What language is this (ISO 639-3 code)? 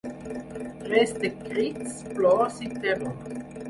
cat